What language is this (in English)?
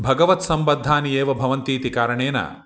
Sanskrit